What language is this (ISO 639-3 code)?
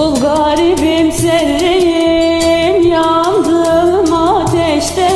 tur